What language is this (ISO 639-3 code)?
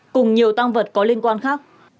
vie